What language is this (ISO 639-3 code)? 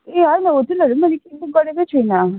nep